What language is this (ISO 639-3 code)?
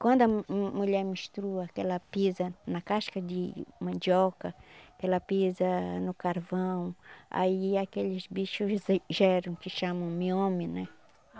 por